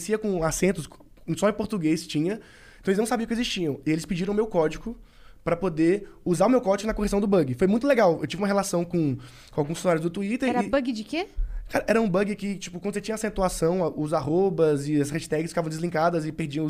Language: Portuguese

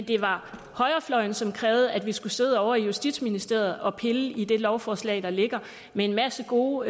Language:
Danish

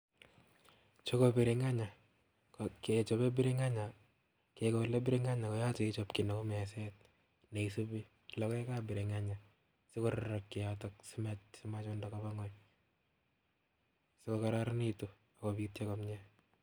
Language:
Kalenjin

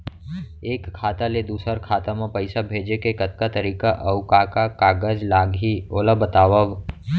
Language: Chhattisgarhi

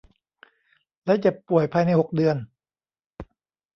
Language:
Thai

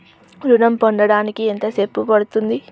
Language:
Telugu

